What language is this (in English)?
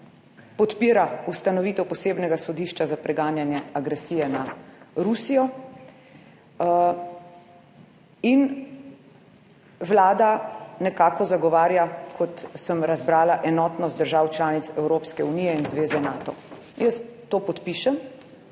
Slovenian